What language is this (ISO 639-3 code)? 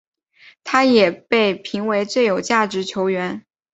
zho